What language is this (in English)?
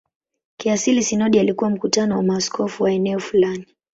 Swahili